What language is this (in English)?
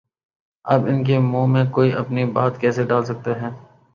Urdu